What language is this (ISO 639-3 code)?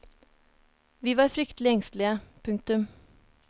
nor